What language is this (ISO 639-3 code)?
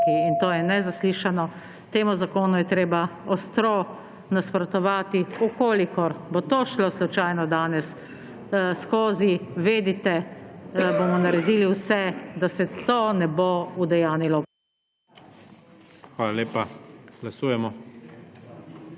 slv